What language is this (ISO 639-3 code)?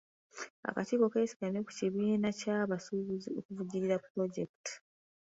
lug